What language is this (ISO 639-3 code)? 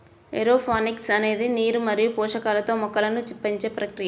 tel